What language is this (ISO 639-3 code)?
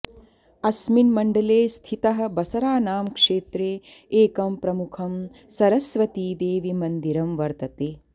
san